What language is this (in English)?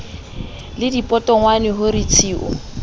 Southern Sotho